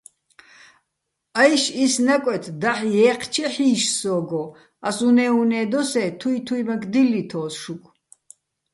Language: Bats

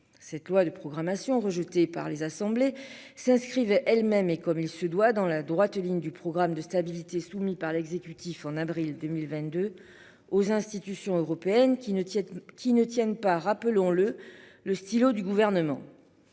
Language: French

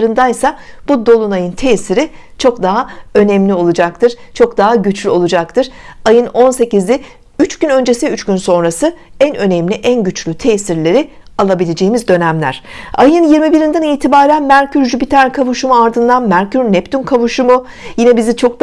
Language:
Turkish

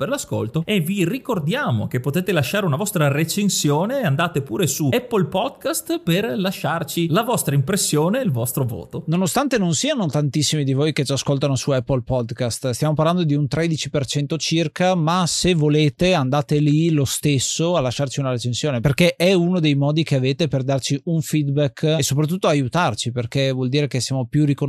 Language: Italian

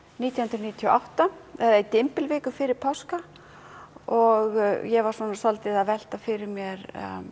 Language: Icelandic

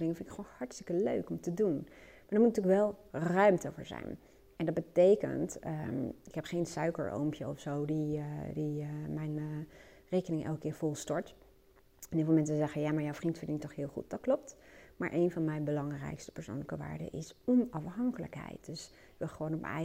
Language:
Dutch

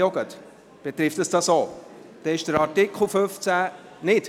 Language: Swiss German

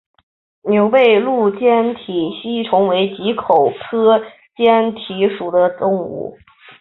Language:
Chinese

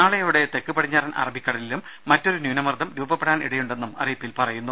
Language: Malayalam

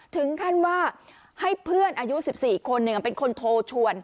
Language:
Thai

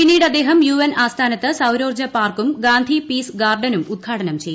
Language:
Malayalam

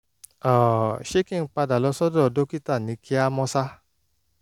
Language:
Yoruba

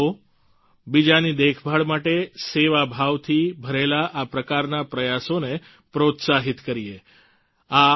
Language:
Gujarati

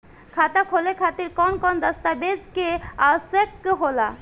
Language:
Bhojpuri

